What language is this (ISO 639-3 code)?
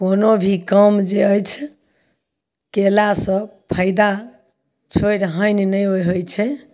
mai